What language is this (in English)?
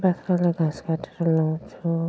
Nepali